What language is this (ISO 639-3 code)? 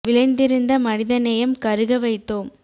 tam